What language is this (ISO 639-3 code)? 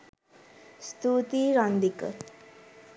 sin